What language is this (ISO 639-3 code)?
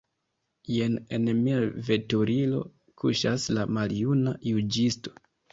epo